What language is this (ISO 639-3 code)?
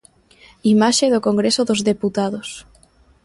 glg